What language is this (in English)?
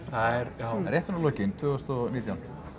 Icelandic